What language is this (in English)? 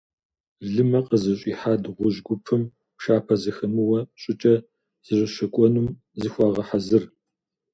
Kabardian